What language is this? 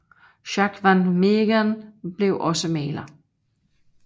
Danish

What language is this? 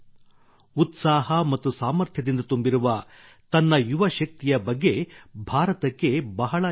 Kannada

